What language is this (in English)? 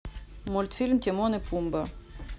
Russian